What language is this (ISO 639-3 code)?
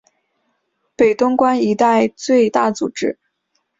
zho